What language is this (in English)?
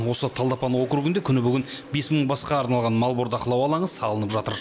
Kazakh